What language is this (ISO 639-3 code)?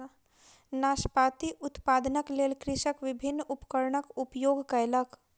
mai